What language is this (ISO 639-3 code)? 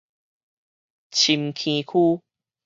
nan